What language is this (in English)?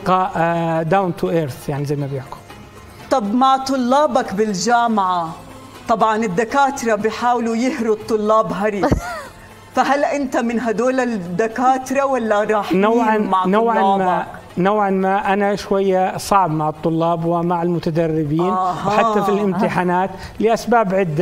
Arabic